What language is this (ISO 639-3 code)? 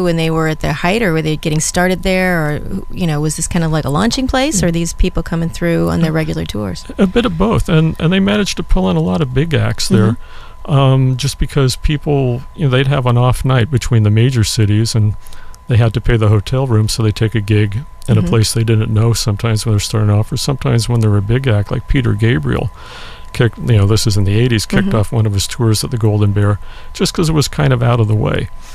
eng